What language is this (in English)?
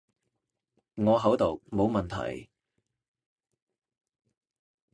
Cantonese